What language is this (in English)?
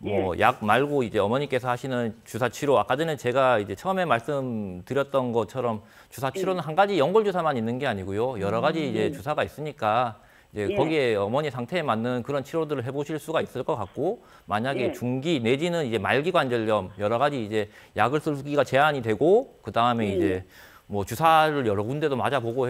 Korean